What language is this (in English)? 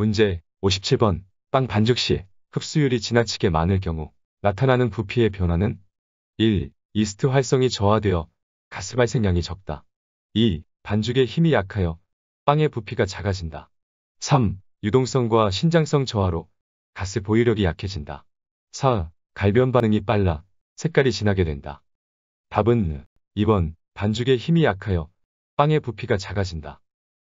Korean